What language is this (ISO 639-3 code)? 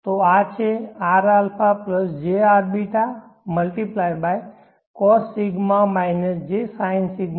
guj